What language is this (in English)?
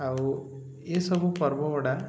Odia